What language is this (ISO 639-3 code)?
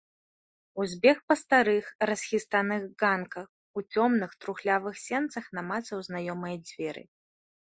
bel